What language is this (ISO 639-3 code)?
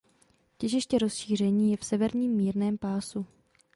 ces